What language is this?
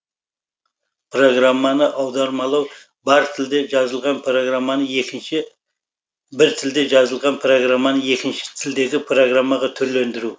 Kazakh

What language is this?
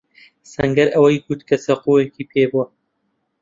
Central Kurdish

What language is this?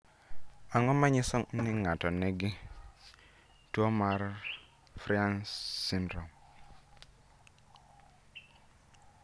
Luo (Kenya and Tanzania)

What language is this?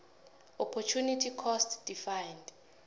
South Ndebele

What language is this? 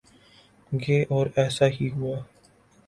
Urdu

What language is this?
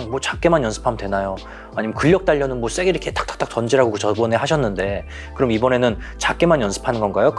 Korean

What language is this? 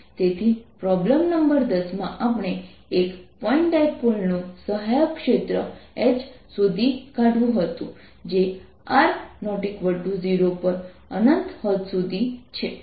Gujarati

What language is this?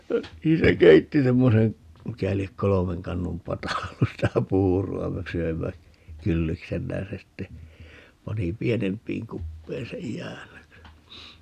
Finnish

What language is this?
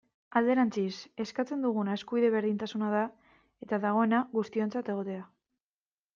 Basque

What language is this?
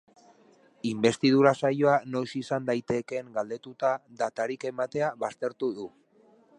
Basque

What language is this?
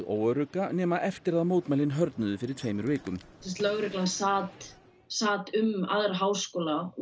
Icelandic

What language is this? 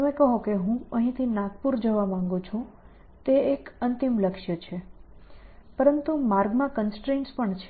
Gujarati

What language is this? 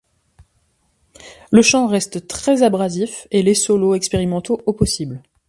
French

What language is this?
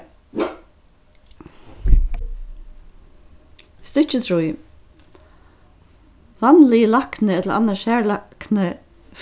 Faroese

